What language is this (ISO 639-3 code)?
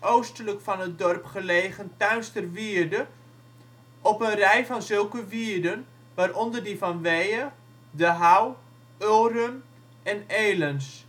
nld